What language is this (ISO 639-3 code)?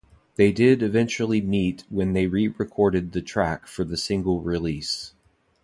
eng